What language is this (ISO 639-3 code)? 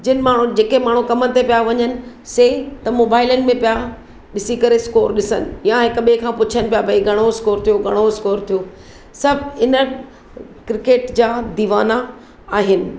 snd